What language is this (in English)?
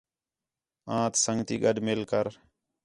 Khetrani